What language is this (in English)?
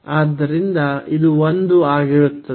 Kannada